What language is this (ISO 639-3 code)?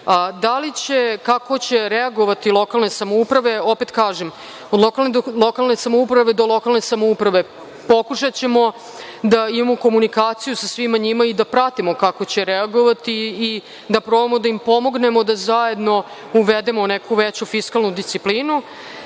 srp